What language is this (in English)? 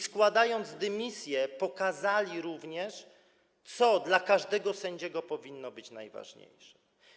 Polish